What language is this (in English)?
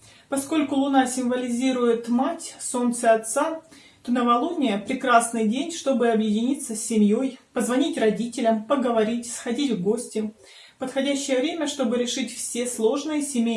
Russian